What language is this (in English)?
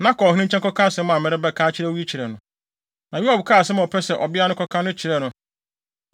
Akan